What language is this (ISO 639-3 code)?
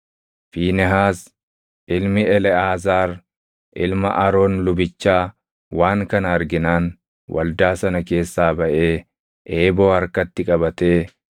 orm